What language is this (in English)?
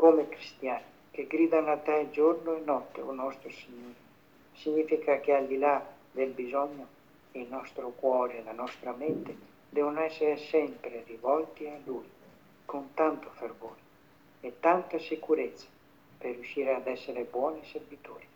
Italian